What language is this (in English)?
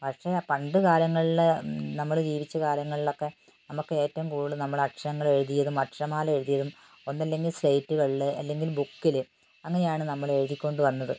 Malayalam